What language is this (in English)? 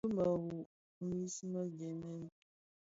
Bafia